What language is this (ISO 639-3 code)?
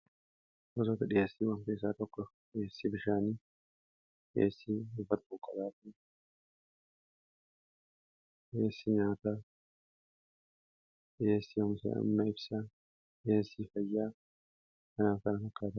orm